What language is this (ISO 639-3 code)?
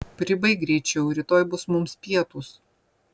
lit